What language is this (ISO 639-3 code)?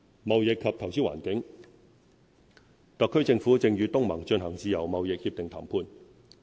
yue